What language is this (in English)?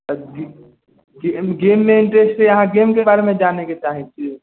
Maithili